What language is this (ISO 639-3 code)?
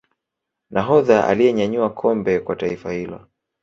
swa